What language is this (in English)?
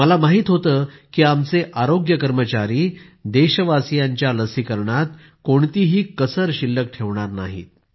Marathi